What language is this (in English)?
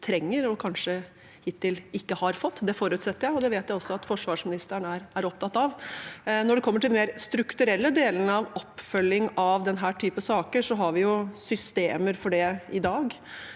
Norwegian